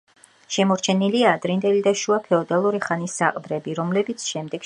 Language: Georgian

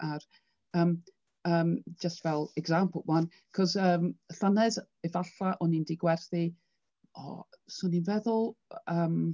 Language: Welsh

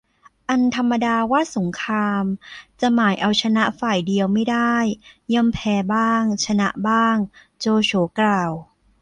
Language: Thai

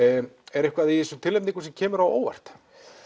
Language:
Icelandic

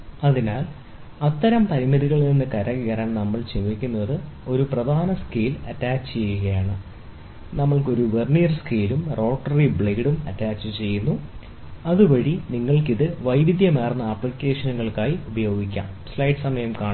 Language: Malayalam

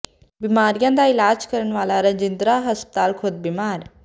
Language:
Punjabi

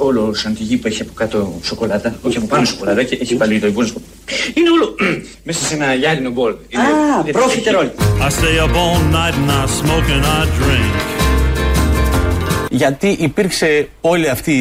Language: Greek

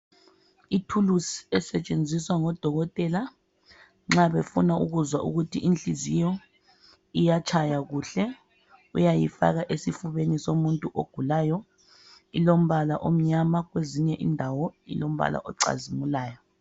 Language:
North Ndebele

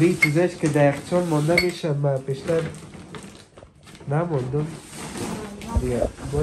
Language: Persian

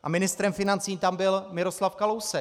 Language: Czech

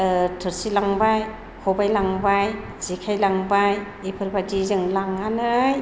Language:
Bodo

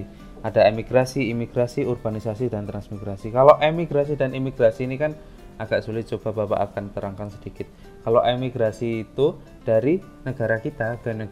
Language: Indonesian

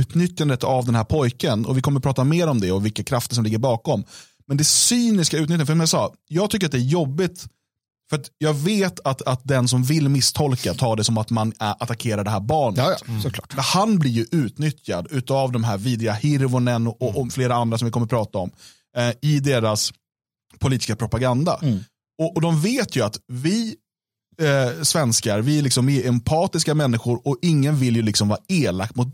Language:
Swedish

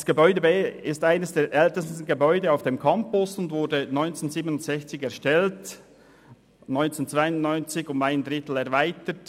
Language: Swiss German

